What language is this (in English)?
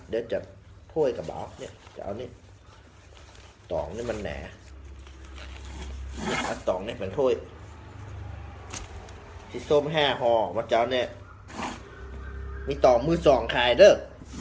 Thai